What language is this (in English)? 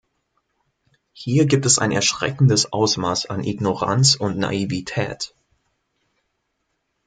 German